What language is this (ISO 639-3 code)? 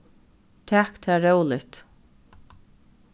fao